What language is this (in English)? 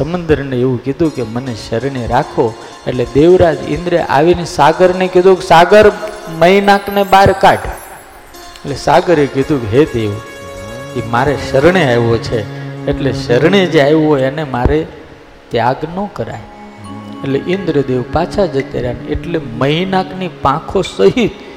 Gujarati